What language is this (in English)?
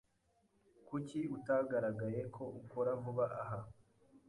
Kinyarwanda